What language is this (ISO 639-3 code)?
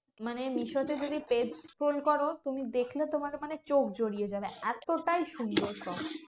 ben